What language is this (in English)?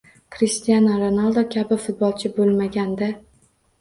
Uzbek